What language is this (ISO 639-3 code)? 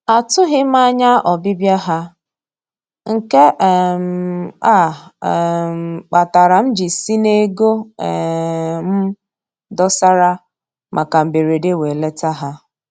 ibo